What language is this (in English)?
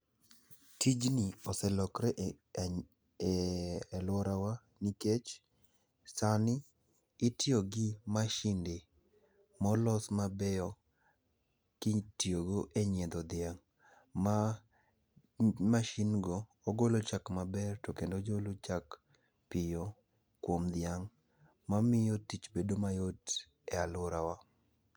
Luo (Kenya and Tanzania)